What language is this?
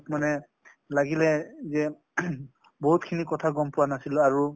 Assamese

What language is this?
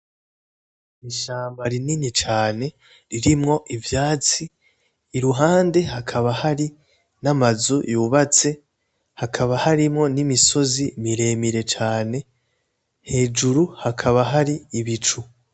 Rundi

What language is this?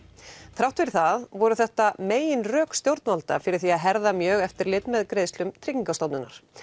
Icelandic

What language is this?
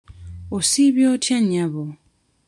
Ganda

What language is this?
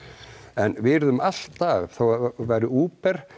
Icelandic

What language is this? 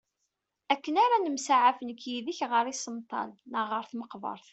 Kabyle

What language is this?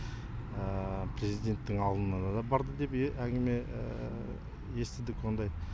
Kazakh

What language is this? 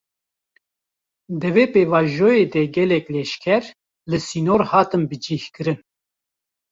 Kurdish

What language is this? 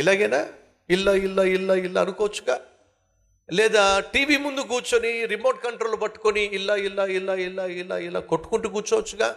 Telugu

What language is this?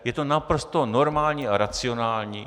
Czech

